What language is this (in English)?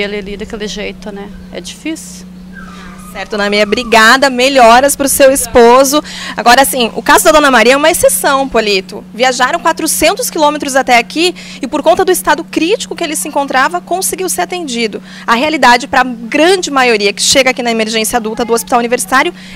Portuguese